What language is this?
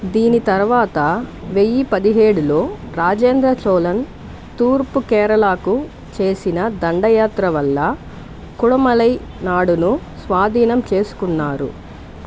Telugu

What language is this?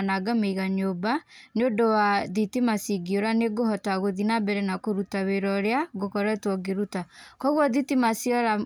Kikuyu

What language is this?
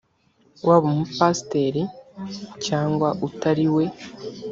Kinyarwanda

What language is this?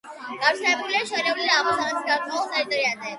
Georgian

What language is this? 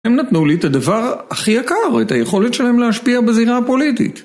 Hebrew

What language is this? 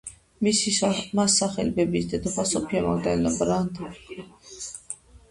Georgian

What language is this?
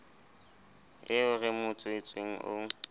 Southern Sotho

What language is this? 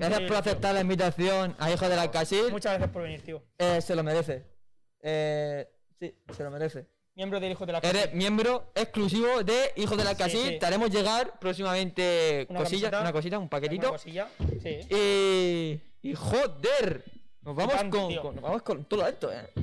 Spanish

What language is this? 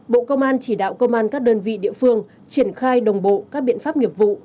Vietnamese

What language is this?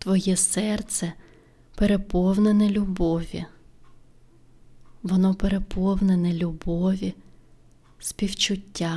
Ukrainian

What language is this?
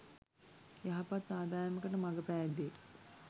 Sinhala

